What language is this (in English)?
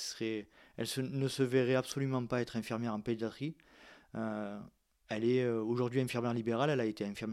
French